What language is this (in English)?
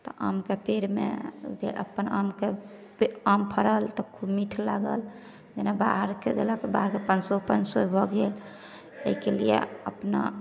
Maithili